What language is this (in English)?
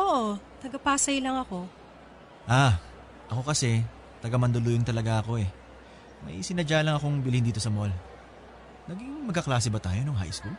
Filipino